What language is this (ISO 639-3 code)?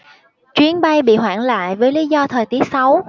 vie